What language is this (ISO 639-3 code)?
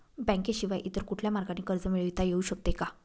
mar